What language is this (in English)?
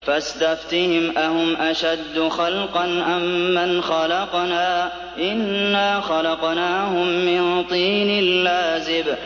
Arabic